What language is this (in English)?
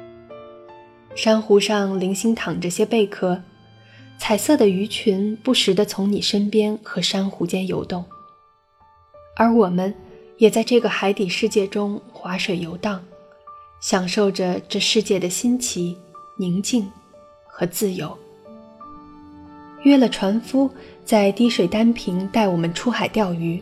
Chinese